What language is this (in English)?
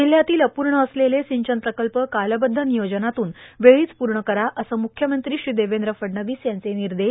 Marathi